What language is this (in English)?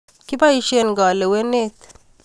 Kalenjin